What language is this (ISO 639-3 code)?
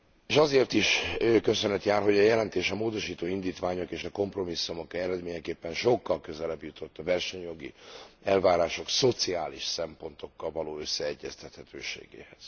hun